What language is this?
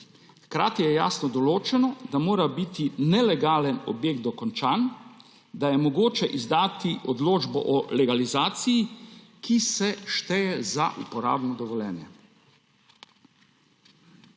Slovenian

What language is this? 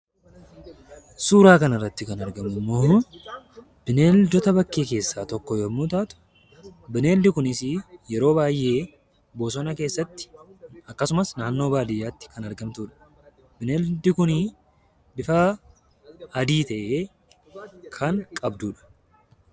Oromo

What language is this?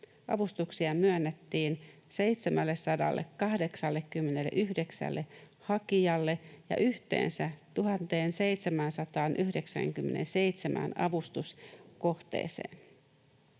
Finnish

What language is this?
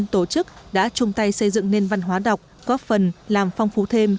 Vietnamese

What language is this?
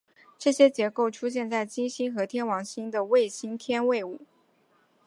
Chinese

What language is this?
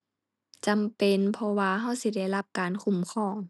Thai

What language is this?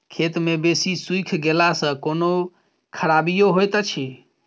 Maithili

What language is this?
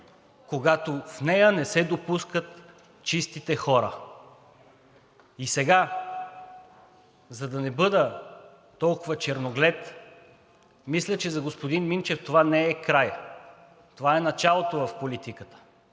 Bulgarian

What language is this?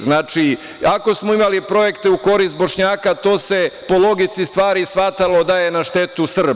Serbian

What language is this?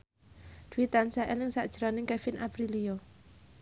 Javanese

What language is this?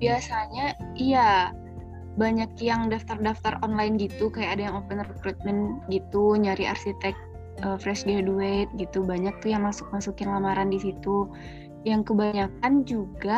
Indonesian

